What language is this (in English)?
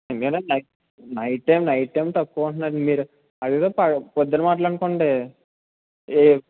Telugu